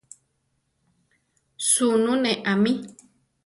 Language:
Central Tarahumara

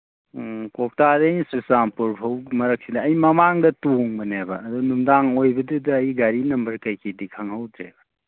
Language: Manipuri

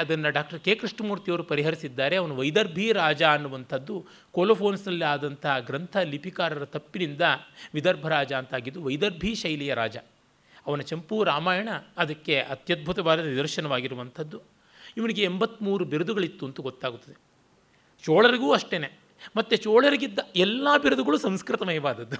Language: Kannada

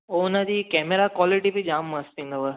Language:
Sindhi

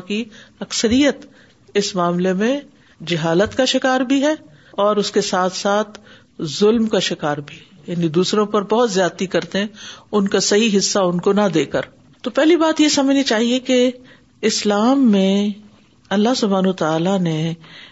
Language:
Urdu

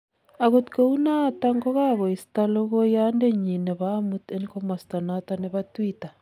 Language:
Kalenjin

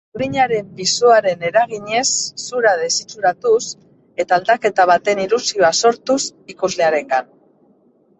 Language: Basque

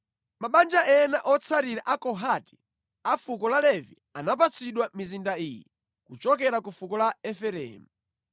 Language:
Nyanja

